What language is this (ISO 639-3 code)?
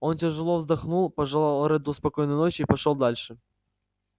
rus